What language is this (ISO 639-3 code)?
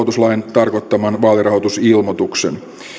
fin